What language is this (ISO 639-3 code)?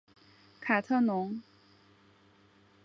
zho